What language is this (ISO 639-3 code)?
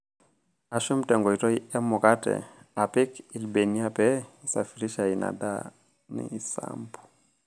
mas